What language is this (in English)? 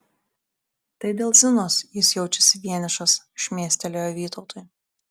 Lithuanian